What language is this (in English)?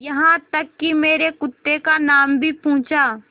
Hindi